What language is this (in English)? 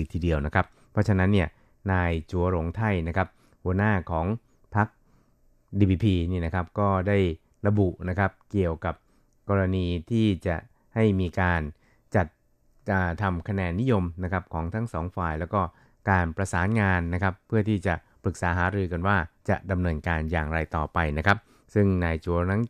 Thai